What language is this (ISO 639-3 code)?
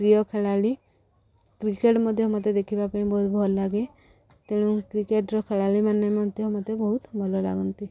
ori